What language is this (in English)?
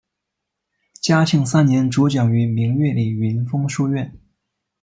Chinese